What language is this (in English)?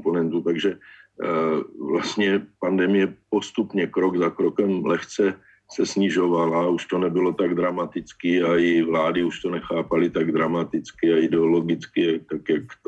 Czech